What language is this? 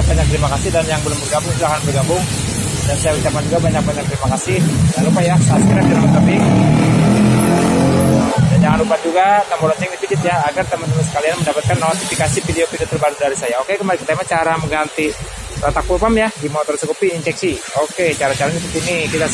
Indonesian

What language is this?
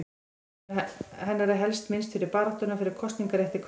Icelandic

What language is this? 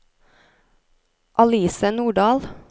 Norwegian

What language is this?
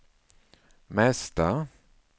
Swedish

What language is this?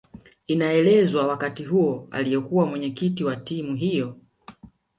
Swahili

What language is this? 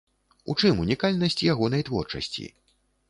Belarusian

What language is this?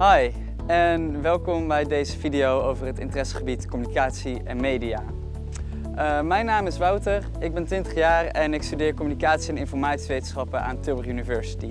Dutch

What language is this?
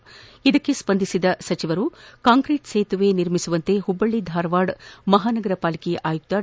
Kannada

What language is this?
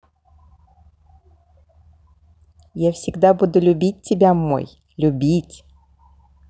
Russian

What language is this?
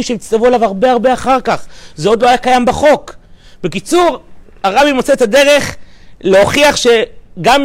Hebrew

